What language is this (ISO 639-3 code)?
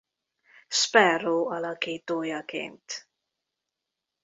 hun